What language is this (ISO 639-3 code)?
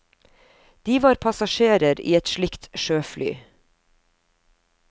nor